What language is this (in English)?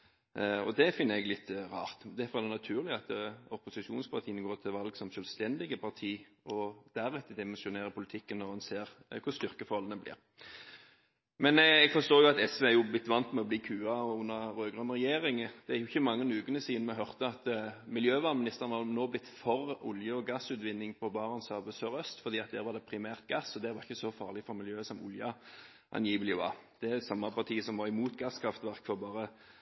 Norwegian Bokmål